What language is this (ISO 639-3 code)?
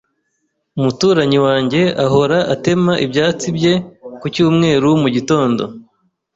kin